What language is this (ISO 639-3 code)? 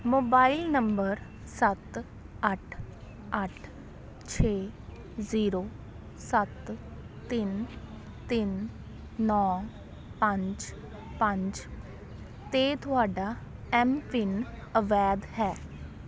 pan